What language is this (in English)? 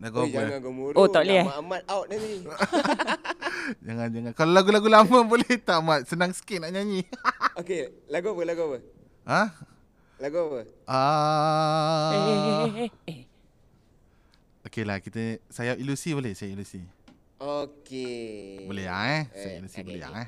Malay